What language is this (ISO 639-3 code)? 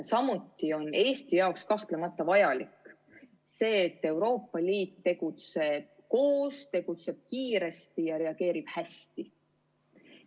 est